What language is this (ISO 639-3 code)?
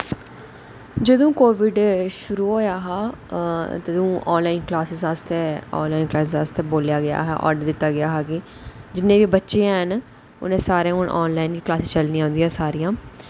doi